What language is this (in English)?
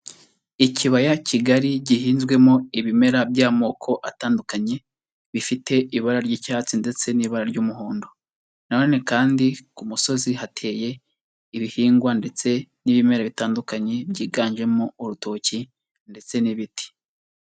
Kinyarwanda